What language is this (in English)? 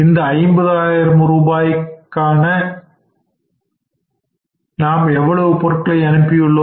Tamil